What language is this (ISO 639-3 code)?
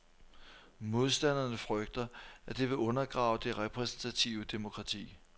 dan